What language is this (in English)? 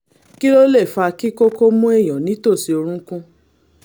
Yoruba